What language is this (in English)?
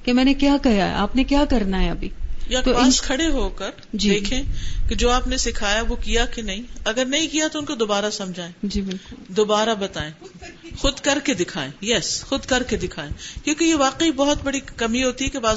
Urdu